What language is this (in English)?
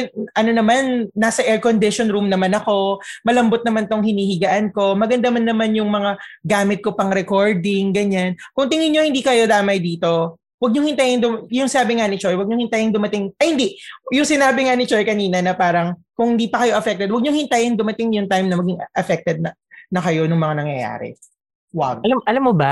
Filipino